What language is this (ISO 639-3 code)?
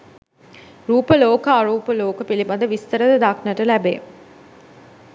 sin